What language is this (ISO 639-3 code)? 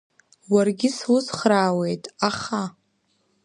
abk